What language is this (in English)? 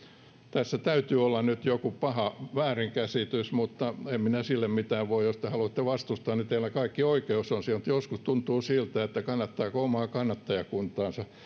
Finnish